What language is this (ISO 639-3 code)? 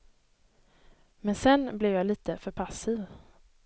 swe